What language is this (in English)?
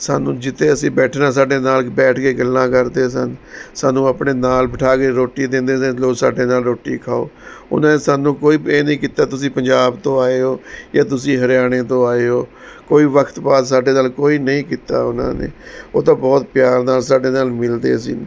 Punjabi